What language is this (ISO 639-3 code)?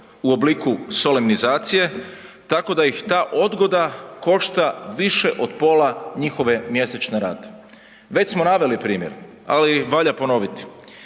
hrv